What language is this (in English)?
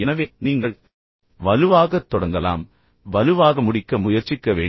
Tamil